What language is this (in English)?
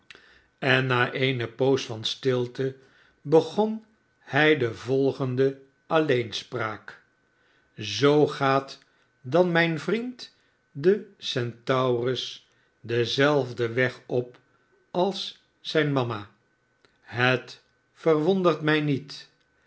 Dutch